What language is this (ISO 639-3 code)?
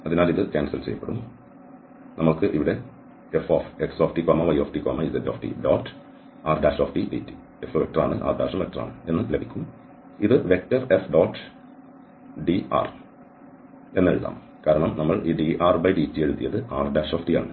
mal